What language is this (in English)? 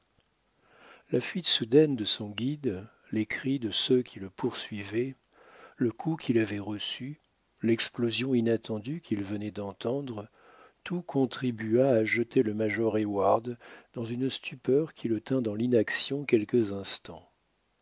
French